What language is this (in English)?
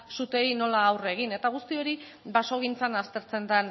Basque